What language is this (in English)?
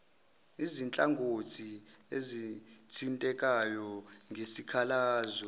Zulu